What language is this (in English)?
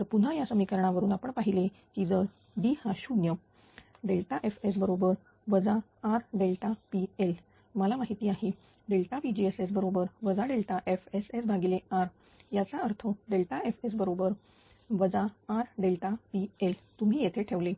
Marathi